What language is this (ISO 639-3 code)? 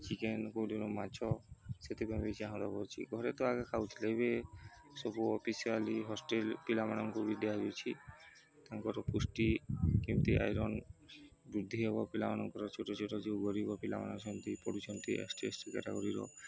ori